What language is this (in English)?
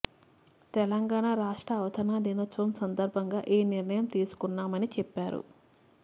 Telugu